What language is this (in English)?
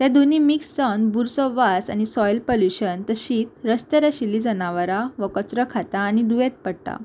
Konkani